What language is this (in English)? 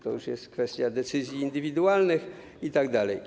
Polish